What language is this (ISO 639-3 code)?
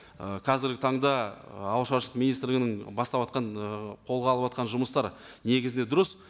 kaz